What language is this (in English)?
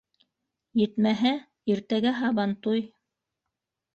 Bashkir